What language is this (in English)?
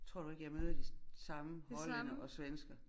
Danish